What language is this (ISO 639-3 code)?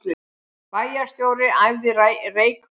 isl